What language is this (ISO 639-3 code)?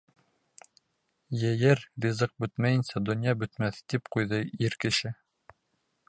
bak